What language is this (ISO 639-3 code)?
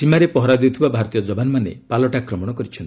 ori